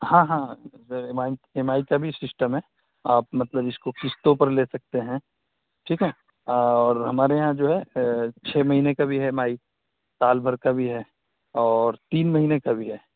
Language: Urdu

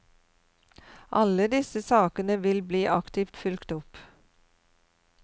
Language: Norwegian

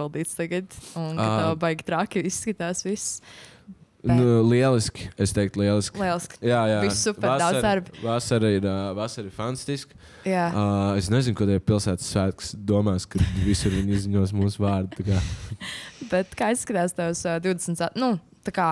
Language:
Latvian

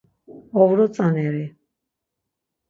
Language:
Laz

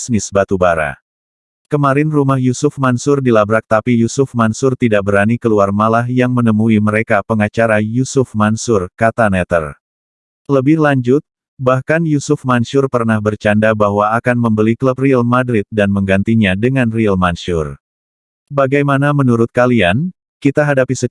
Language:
Indonesian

